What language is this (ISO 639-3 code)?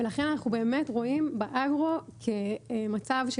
heb